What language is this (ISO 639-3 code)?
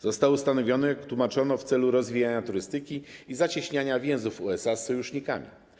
pol